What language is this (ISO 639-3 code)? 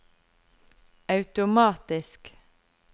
nor